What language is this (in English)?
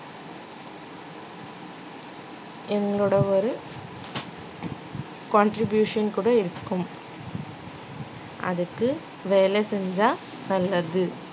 Tamil